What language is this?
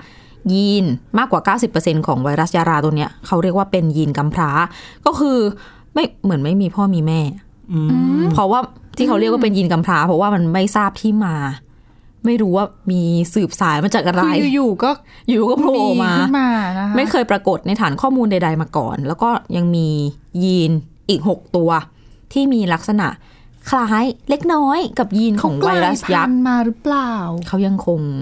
Thai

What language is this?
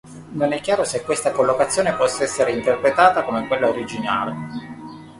Italian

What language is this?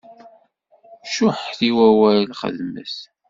Kabyle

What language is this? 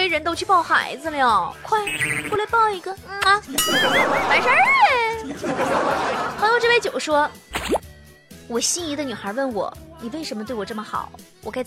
Chinese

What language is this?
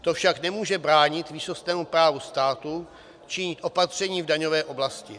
Czech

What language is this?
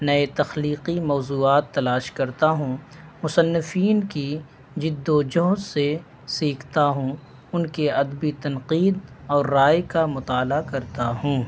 Urdu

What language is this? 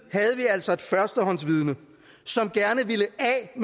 Danish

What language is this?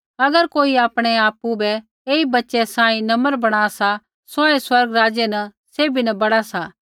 Kullu Pahari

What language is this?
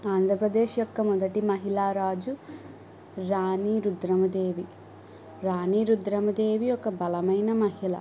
Telugu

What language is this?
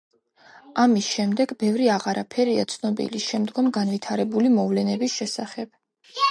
Georgian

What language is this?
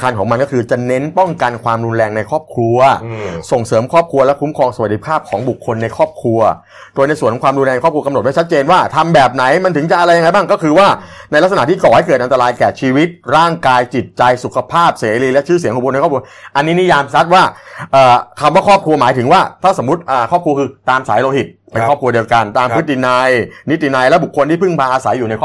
Thai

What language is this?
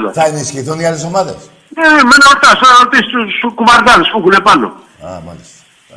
Greek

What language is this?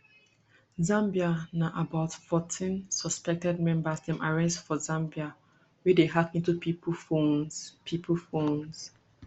Nigerian Pidgin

